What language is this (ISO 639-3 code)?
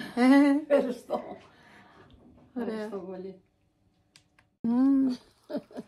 ell